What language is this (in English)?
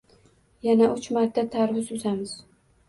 Uzbek